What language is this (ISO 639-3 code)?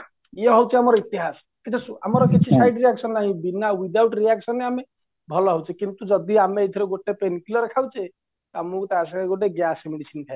ori